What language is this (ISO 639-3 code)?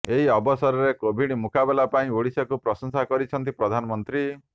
ori